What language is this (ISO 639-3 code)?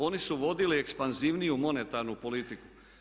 hrv